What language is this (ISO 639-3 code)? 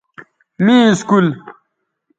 btv